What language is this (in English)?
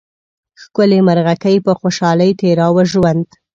Pashto